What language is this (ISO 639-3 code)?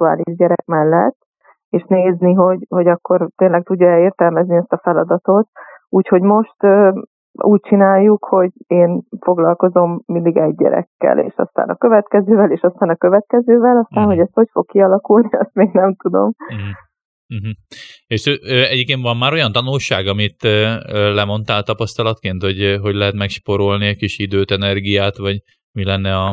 hun